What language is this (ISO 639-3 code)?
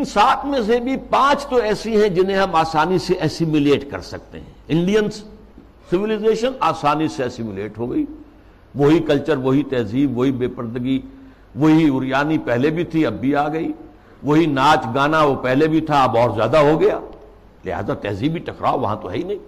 urd